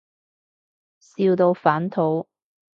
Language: Cantonese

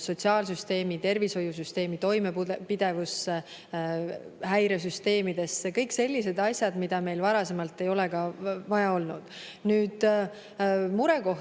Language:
Estonian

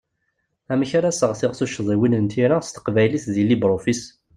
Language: Kabyle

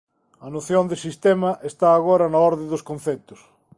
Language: Galician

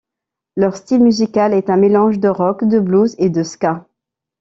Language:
French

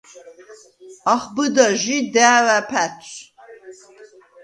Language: Svan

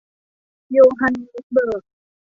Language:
Thai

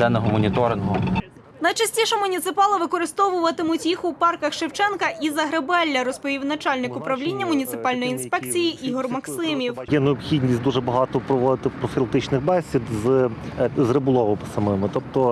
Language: Ukrainian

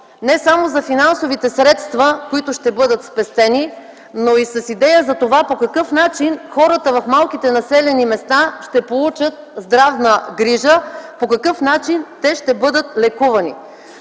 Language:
Bulgarian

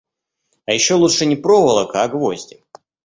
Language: Russian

